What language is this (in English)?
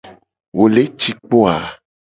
Gen